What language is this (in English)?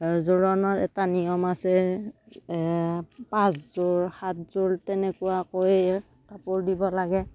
Assamese